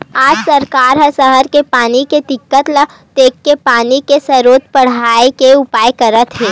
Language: Chhattisgarhi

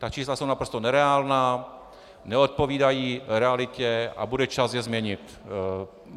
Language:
Czech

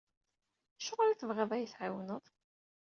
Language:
Kabyle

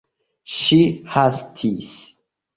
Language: Esperanto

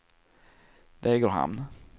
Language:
Swedish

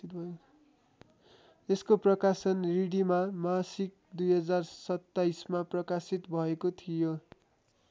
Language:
Nepali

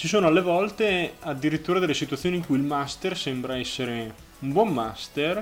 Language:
Italian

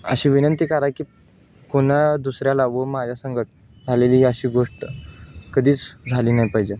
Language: Marathi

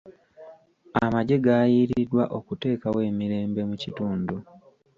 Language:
Ganda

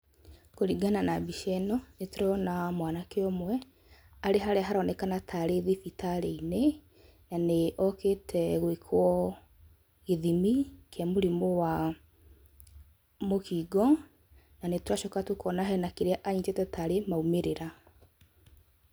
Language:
Kikuyu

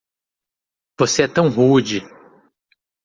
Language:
Portuguese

